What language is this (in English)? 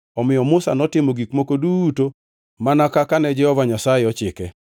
Luo (Kenya and Tanzania)